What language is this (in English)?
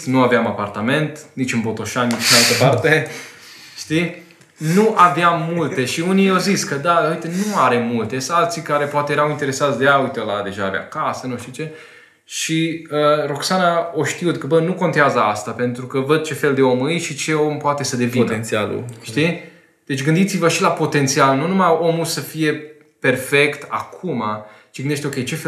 Romanian